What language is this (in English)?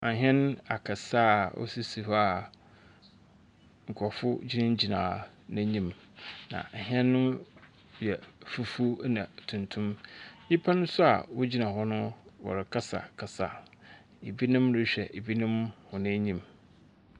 Akan